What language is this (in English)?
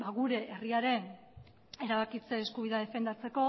Basque